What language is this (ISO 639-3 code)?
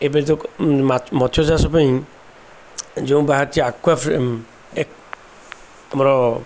ori